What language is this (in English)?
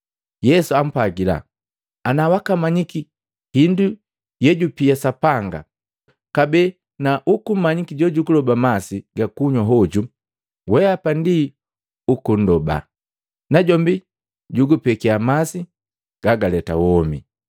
Matengo